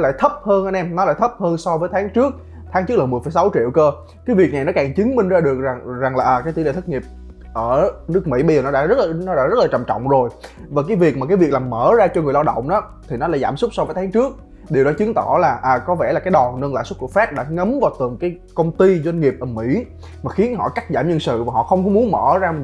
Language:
Vietnamese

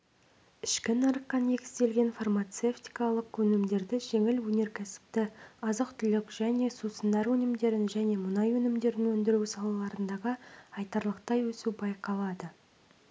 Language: Kazakh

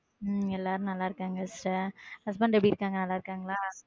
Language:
Tamil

